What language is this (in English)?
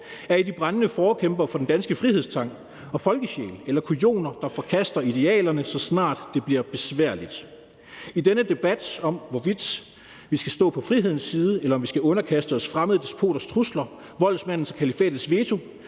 Danish